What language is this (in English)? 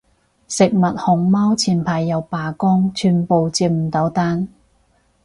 Cantonese